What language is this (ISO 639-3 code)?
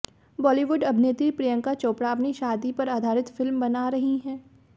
hin